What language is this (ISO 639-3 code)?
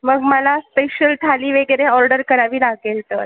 mar